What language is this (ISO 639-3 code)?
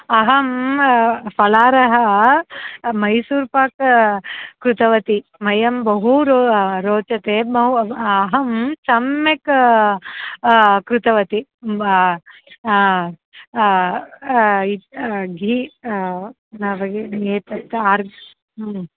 san